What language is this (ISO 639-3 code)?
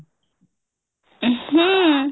ori